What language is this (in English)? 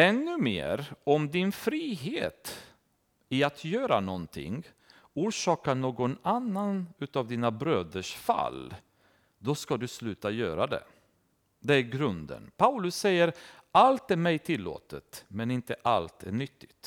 Swedish